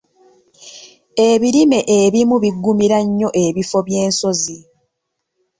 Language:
Ganda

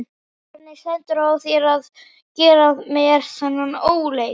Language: Icelandic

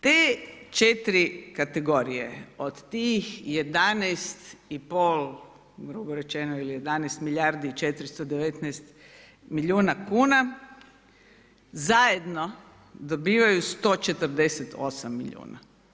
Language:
Croatian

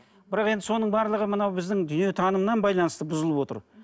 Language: Kazakh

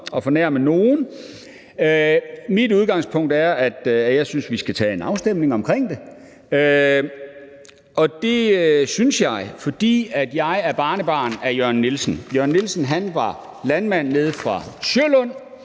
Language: Danish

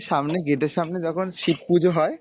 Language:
Bangla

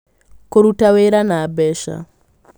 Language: Kikuyu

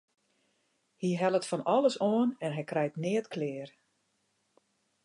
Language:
Western Frisian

